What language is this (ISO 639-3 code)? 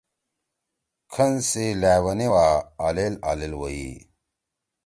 trw